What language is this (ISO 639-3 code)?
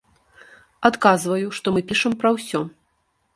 bel